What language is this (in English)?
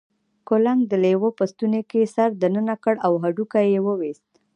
Pashto